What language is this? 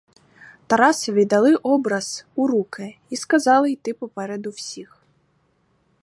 Ukrainian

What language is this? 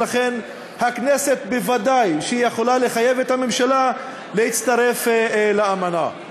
Hebrew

